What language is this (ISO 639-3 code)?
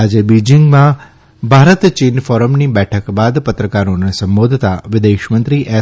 guj